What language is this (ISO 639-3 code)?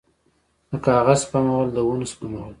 pus